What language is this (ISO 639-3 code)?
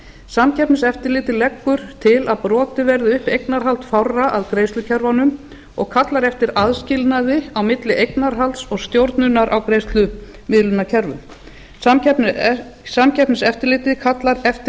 isl